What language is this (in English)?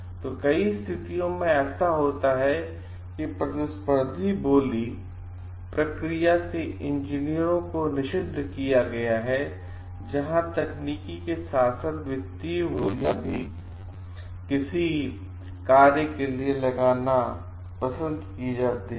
Hindi